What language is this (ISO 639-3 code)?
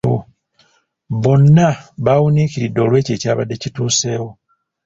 lug